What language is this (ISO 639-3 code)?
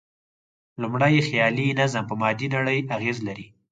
pus